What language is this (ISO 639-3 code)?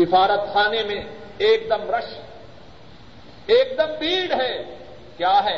urd